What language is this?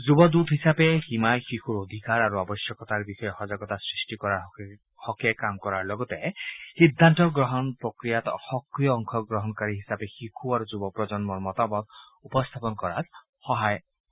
Assamese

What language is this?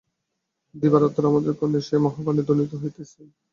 Bangla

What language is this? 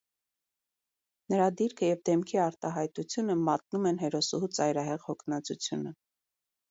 Armenian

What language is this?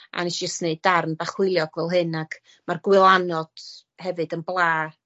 Welsh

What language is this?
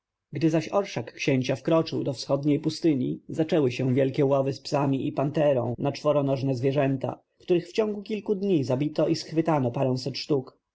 Polish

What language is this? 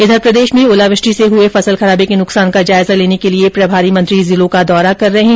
Hindi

